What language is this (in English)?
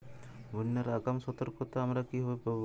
Bangla